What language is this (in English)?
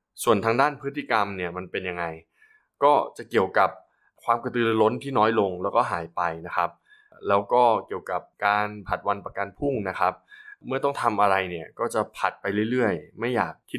Thai